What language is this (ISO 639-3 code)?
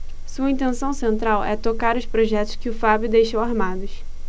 por